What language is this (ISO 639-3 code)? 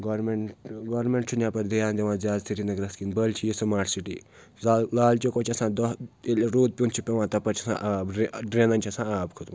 kas